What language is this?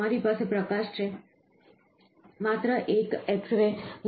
Gujarati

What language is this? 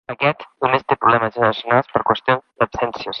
Catalan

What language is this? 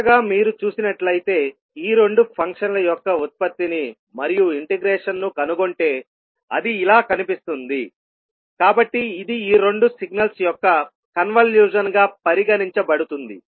Telugu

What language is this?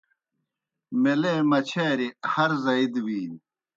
Kohistani Shina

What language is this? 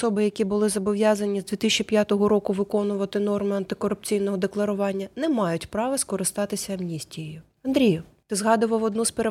Ukrainian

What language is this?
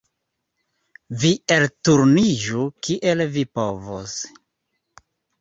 Esperanto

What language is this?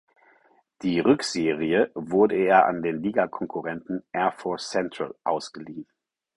German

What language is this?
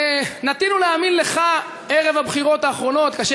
Hebrew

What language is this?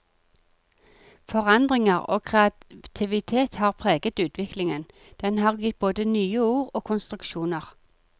Norwegian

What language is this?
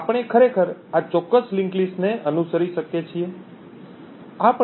Gujarati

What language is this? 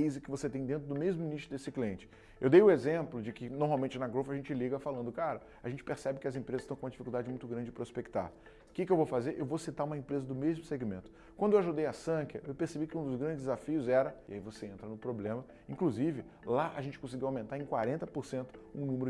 Portuguese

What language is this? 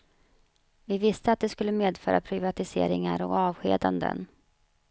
Swedish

